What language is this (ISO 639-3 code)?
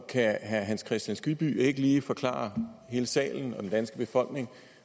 dan